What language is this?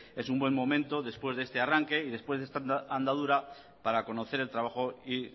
Spanish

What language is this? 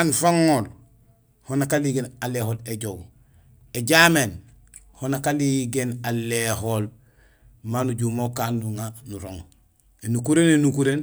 Gusilay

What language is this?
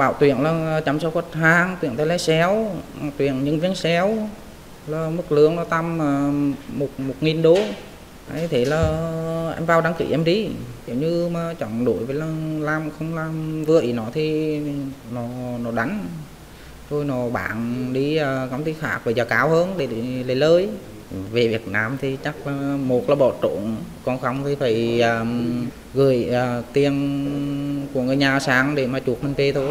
Vietnamese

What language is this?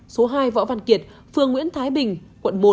Vietnamese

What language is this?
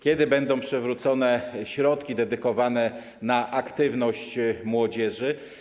Polish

